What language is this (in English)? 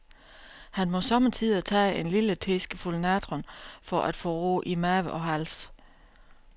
Danish